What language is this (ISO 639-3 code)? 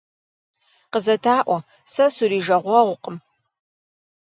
kbd